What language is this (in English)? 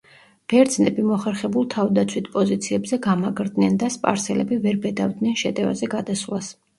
Georgian